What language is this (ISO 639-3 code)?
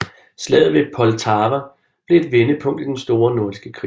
dan